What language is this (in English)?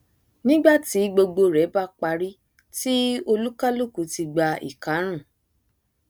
Yoruba